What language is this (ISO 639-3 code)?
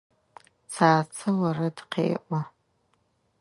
ady